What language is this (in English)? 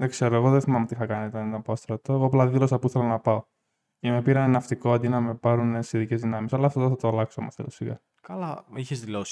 Greek